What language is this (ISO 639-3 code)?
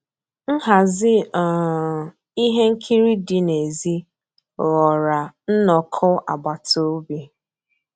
ibo